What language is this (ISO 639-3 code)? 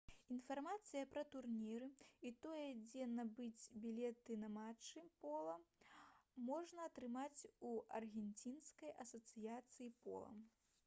bel